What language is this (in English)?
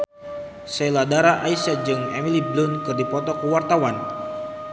Sundanese